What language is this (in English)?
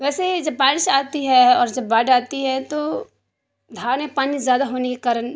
Urdu